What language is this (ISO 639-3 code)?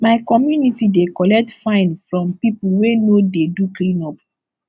pcm